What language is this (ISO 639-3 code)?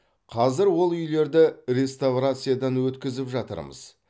kaz